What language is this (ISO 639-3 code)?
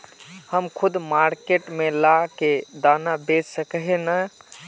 mag